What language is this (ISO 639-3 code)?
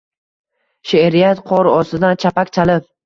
uzb